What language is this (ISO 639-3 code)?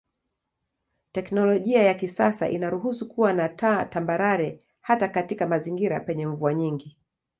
swa